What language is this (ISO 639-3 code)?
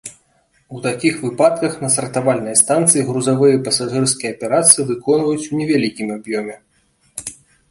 bel